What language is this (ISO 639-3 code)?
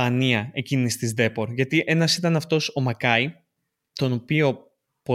ell